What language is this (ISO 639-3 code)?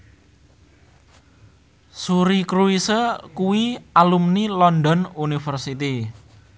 jav